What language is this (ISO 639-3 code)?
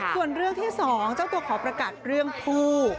tha